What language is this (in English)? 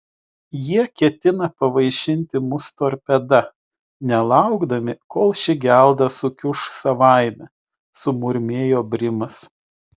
Lithuanian